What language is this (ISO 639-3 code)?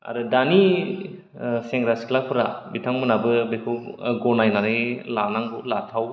brx